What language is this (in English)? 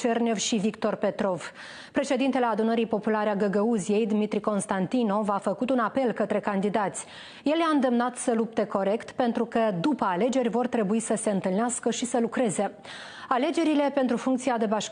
Romanian